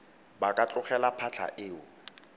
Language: Tswana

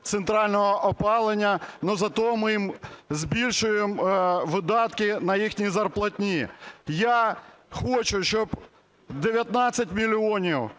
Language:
Ukrainian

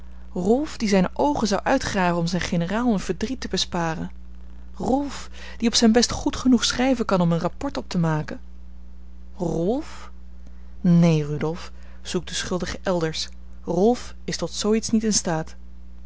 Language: Dutch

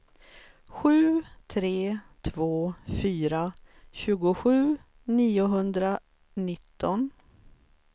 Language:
Swedish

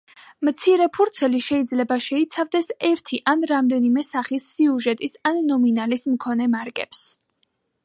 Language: Georgian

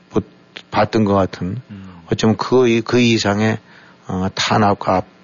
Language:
Korean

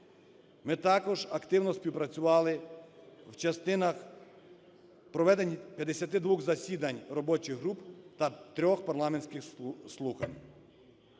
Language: Ukrainian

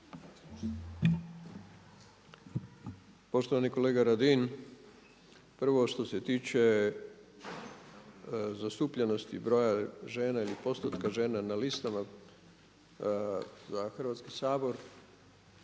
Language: Croatian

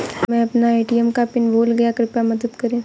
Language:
Hindi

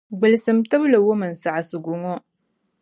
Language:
Dagbani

